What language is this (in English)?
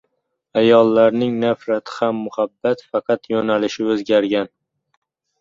Uzbek